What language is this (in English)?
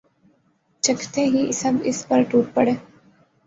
Urdu